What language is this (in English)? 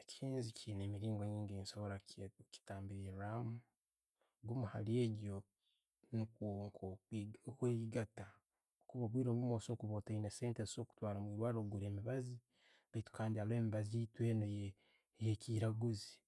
Tooro